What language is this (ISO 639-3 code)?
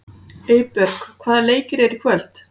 isl